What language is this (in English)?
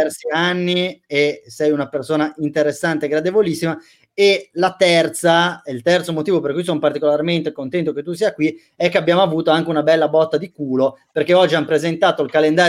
Italian